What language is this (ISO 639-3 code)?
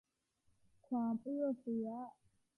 tha